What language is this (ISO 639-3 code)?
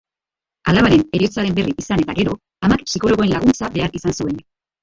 eus